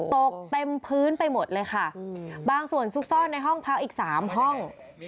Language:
Thai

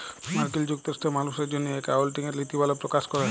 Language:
Bangla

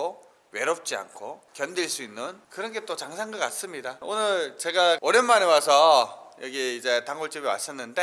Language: Korean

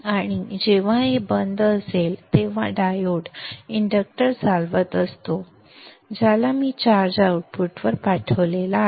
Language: Marathi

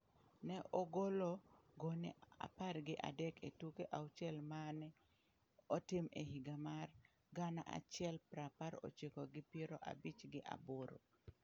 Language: Luo (Kenya and Tanzania)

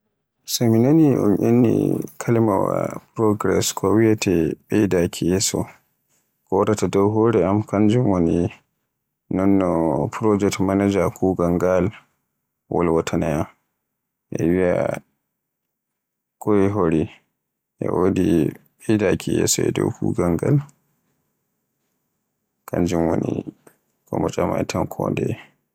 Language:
Borgu Fulfulde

